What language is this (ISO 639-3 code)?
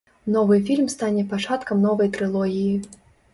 bel